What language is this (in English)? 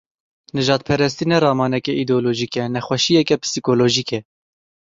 Kurdish